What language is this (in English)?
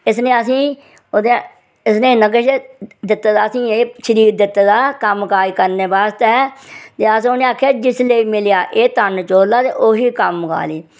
Dogri